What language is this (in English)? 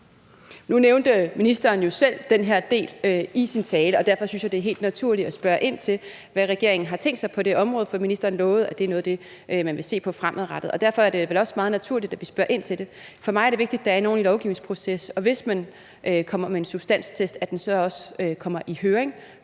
Danish